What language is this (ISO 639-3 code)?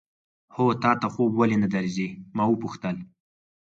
pus